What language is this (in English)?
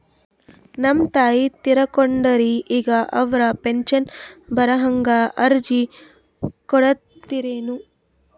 Kannada